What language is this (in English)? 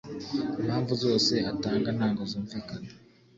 Kinyarwanda